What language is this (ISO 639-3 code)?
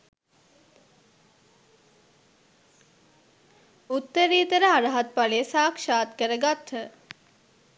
sin